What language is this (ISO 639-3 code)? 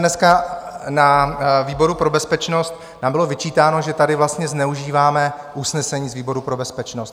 ces